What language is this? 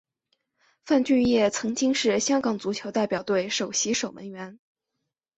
Chinese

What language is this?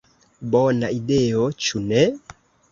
Esperanto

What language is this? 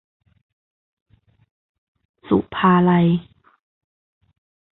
Thai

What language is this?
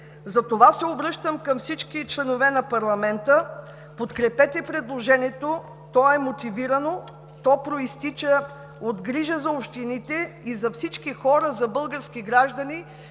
Bulgarian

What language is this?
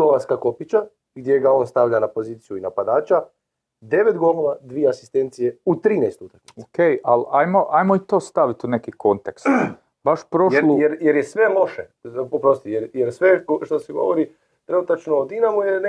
Croatian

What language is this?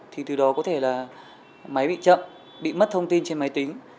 Vietnamese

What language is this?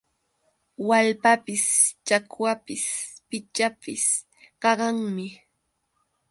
Yauyos Quechua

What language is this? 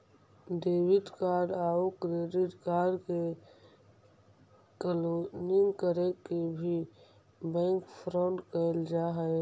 Magahi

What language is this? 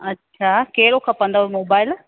Sindhi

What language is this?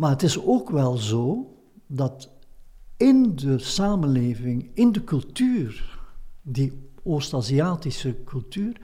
Dutch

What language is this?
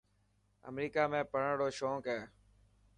Dhatki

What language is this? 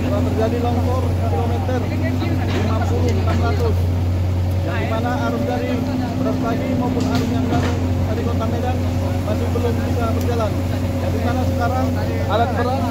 Indonesian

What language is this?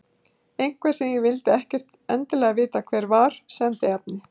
Icelandic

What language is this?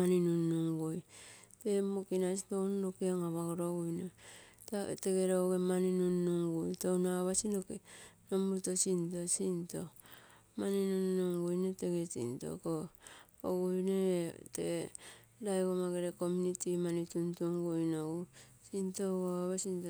Terei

